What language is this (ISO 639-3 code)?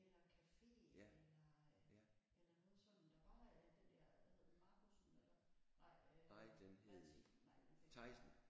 dan